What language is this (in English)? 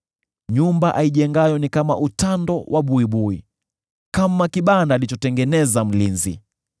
Swahili